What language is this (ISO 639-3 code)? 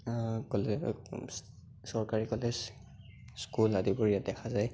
asm